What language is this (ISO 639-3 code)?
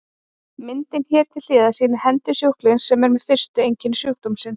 isl